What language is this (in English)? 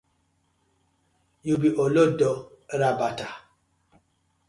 Nigerian Pidgin